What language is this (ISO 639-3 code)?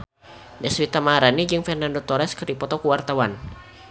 sun